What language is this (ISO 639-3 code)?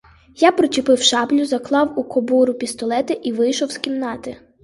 ukr